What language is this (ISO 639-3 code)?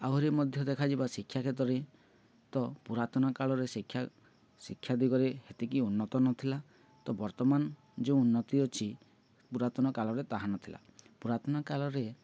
ori